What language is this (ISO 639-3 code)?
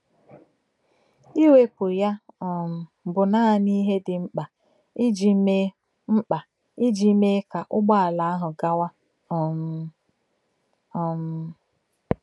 ibo